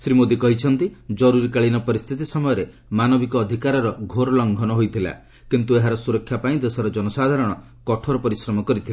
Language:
Odia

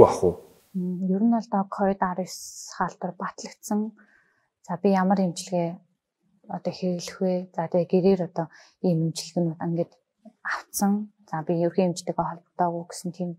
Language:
Romanian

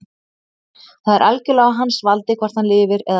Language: Icelandic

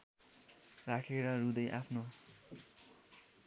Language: Nepali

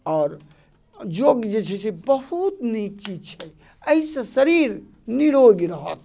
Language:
Maithili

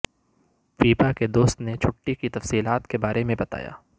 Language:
Urdu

